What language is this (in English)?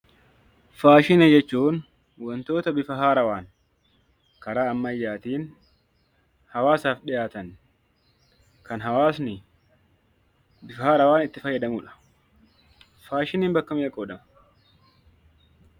Oromo